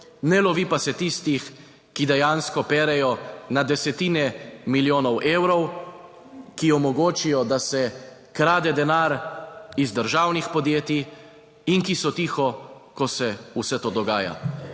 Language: Slovenian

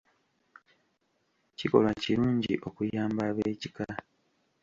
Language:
Ganda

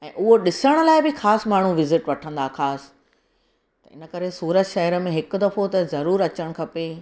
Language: Sindhi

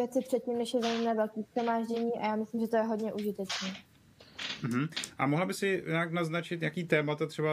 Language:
Czech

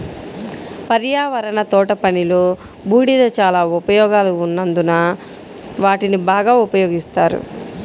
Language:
Telugu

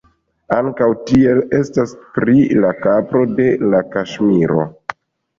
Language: Esperanto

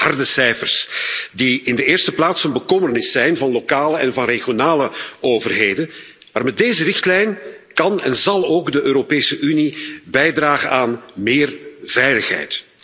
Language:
Dutch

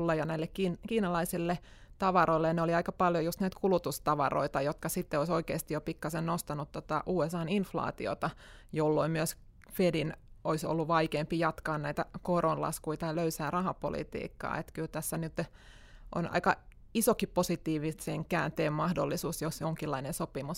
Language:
Finnish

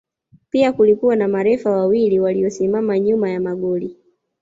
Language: Swahili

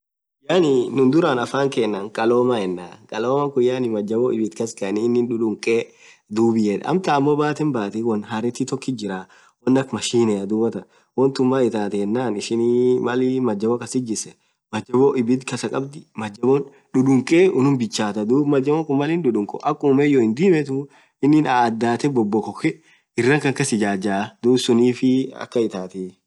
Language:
Orma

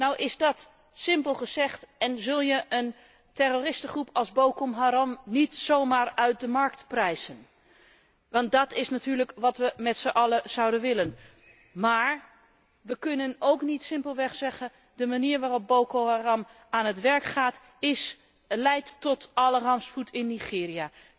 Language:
Dutch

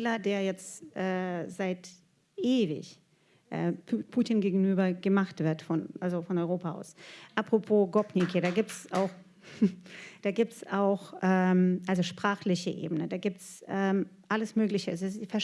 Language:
German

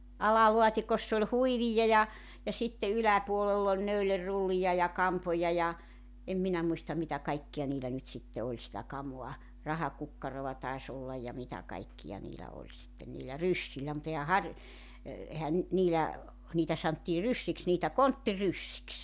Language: Finnish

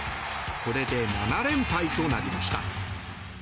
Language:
Japanese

